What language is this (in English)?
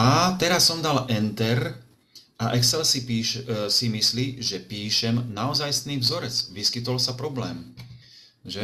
Slovak